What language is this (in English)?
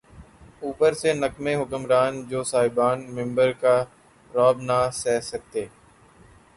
Urdu